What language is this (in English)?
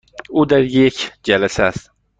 Persian